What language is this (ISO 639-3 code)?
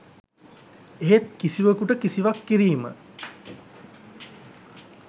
sin